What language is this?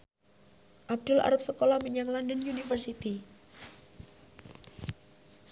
Javanese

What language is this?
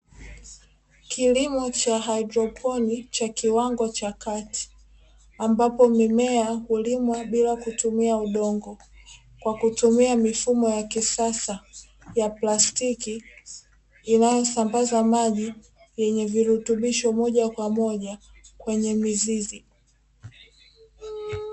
Swahili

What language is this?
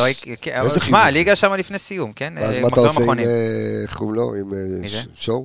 Hebrew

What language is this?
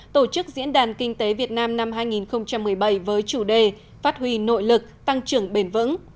Vietnamese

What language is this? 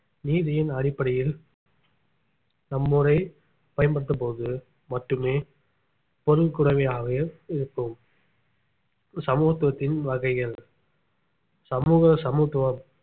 Tamil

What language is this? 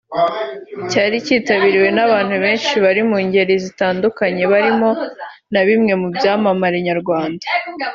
Kinyarwanda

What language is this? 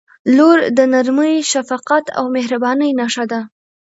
Pashto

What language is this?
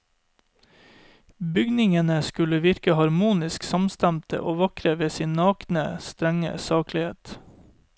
Norwegian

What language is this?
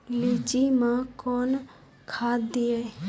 Maithili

